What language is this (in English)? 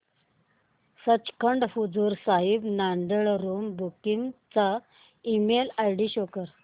Marathi